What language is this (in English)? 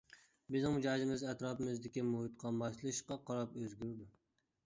Uyghur